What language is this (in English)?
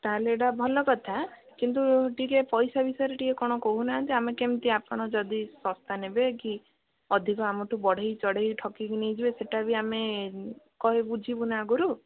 Odia